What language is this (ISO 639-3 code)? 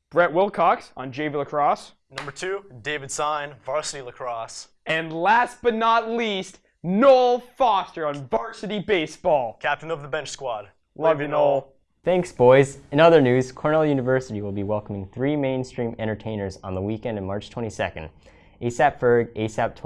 eng